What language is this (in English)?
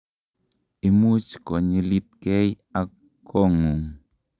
Kalenjin